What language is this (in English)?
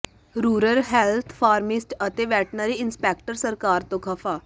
Punjabi